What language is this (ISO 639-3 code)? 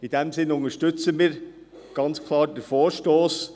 gsw